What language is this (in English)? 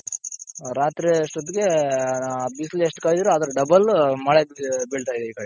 Kannada